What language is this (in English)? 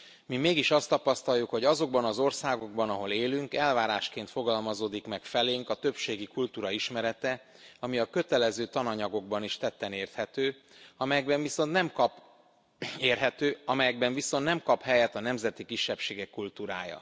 Hungarian